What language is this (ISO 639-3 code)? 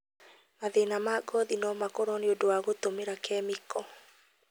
kik